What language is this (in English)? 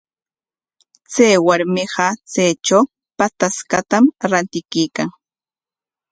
Corongo Ancash Quechua